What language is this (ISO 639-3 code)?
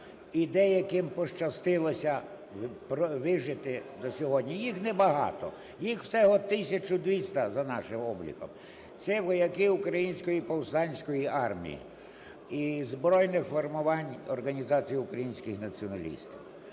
ukr